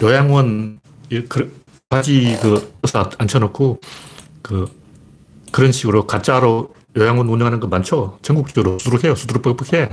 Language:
Korean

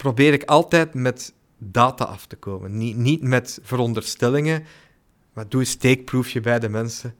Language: Dutch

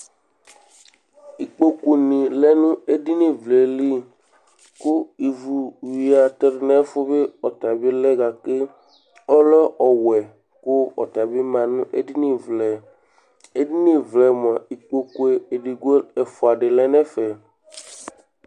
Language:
Ikposo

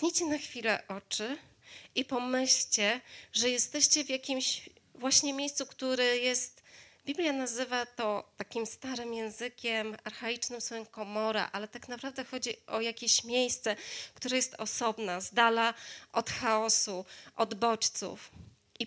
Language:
Polish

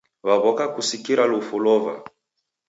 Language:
Taita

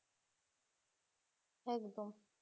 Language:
Bangla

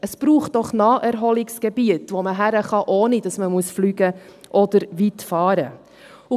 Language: Swiss German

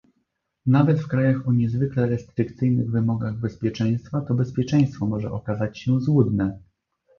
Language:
Polish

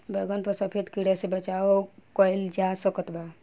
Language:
Bhojpuri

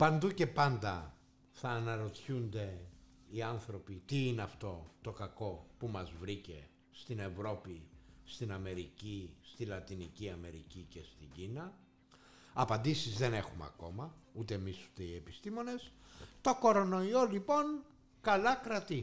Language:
Greek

